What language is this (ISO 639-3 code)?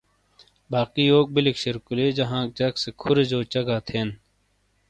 scl